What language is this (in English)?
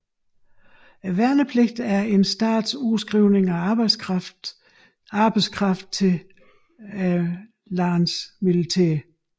Danish